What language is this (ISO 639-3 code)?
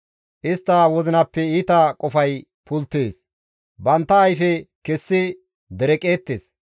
gmv